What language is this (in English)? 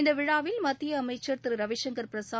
Tamil